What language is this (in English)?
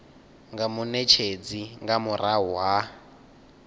Venda